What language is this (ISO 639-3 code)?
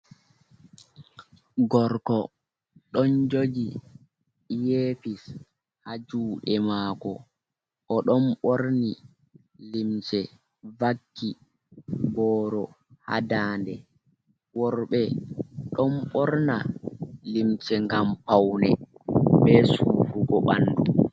ful